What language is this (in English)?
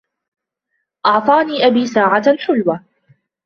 Arabic